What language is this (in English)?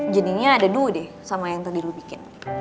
Indonesian